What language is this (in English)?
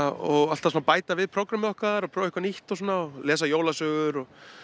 Icelandic